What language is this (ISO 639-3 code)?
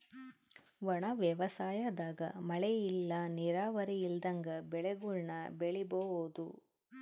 kan